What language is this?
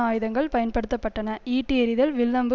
Tamil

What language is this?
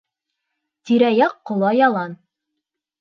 Bashkir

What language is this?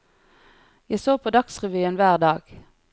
Norwegian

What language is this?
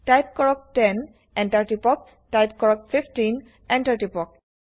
Assamese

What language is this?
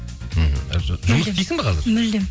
Kazakh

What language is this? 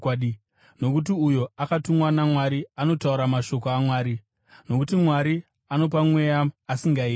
Shona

